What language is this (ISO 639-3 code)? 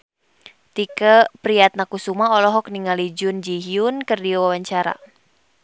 sun